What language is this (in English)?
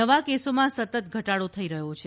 Gujarati